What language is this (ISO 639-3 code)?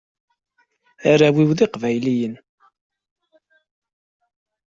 kab